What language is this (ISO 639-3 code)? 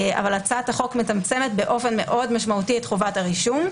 heb